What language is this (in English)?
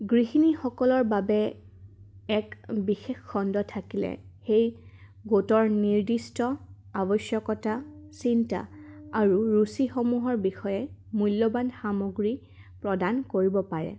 Assamese